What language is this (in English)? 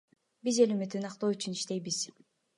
Kyrgyz